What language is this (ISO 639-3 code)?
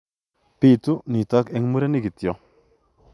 kln